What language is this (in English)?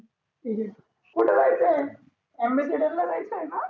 Marathi